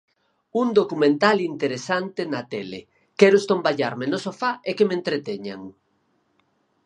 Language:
Galician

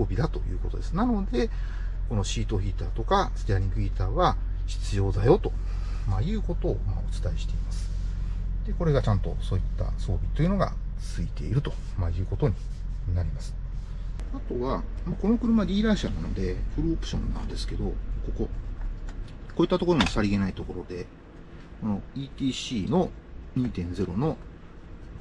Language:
Japanese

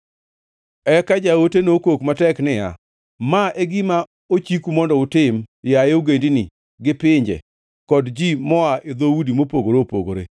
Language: Luo (Kenya and Tanzania)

